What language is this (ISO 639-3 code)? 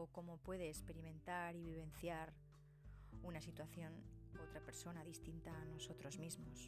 spa